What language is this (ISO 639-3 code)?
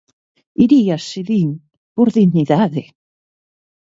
glg